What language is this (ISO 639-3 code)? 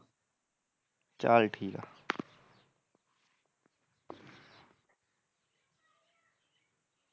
pan